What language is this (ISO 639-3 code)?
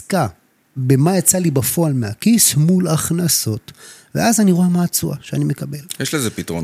heb